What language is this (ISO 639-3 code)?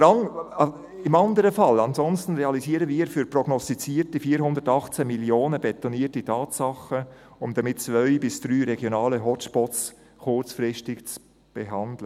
gsw